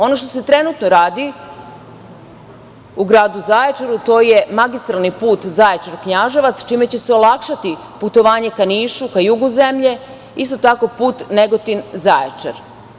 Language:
Serbian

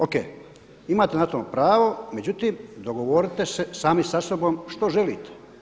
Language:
Croatian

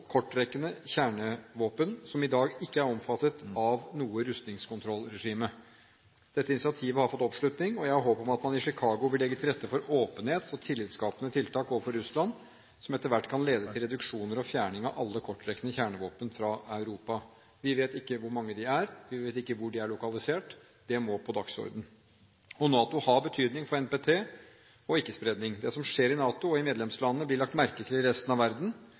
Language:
Norwegian Bokmål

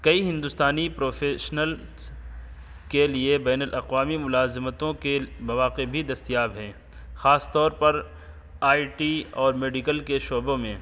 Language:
Urdu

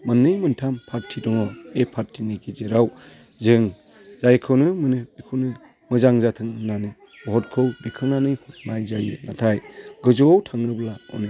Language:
Bodo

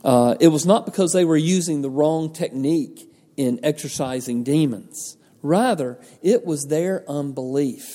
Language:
English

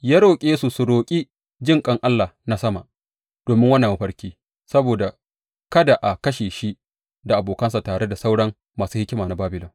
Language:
Hausa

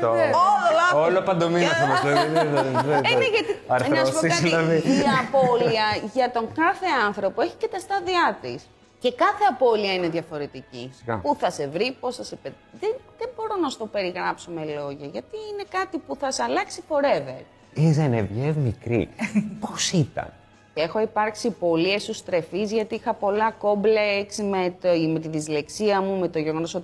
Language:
Greek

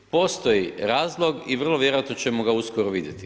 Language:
Croatian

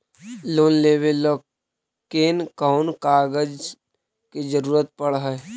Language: Magahi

